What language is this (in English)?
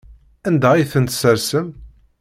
Kabyle